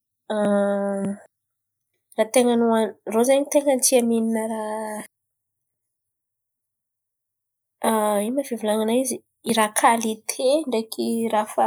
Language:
Antankarana Malagasy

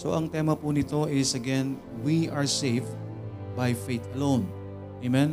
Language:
Filipino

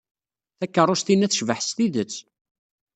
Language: Kabyle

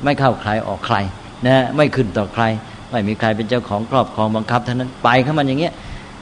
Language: Thai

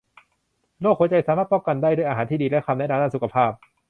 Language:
Thai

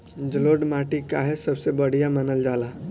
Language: Bhojpuri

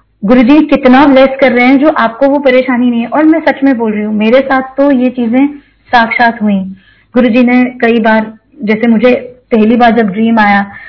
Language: Hindi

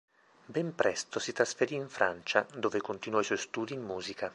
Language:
Italian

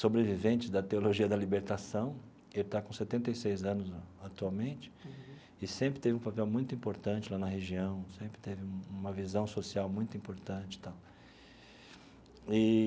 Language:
Portuguese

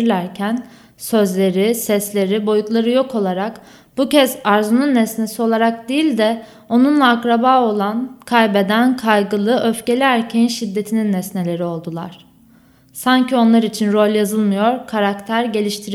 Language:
Turkish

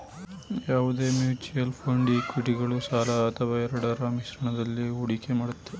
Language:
Kannada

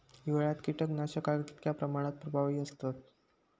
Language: Marathi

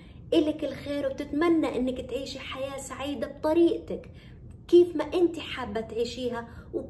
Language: Arabic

